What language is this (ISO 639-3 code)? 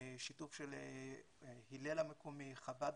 heb